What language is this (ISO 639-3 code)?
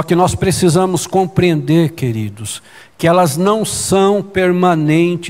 por